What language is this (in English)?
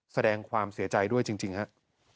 Thai